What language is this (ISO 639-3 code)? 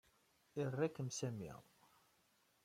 kab